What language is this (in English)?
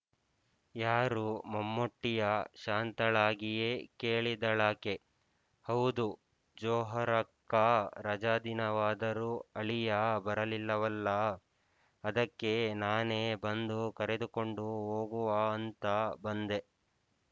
Kannada